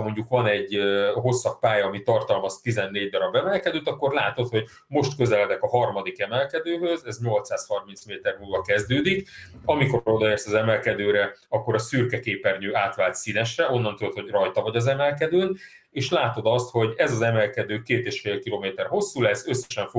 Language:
Hungarian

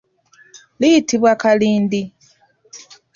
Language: Ganda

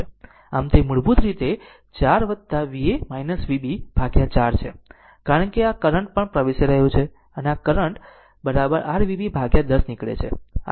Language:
Gujarati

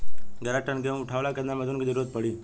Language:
Bhojpuri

